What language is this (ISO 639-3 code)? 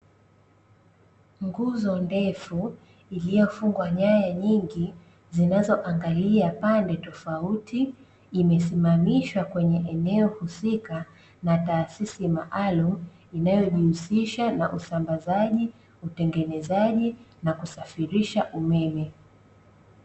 swa